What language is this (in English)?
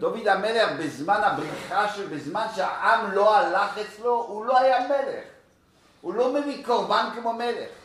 Hebrew